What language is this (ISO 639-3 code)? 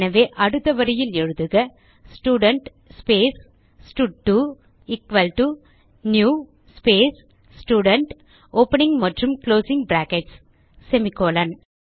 tam